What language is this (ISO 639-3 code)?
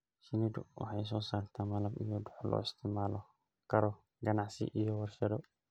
som